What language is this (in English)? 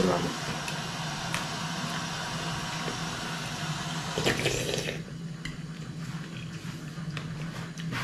Romanian